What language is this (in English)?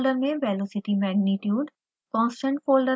Hindi